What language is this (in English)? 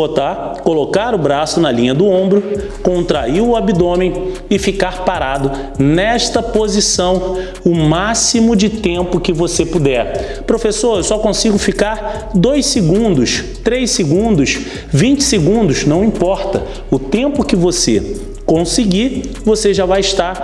Portuguese